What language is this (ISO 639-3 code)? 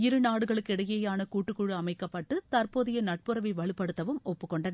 tam